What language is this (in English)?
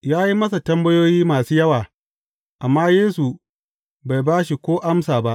Hausa